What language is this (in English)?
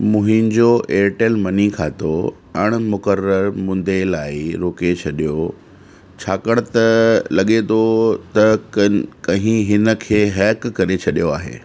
Sindhi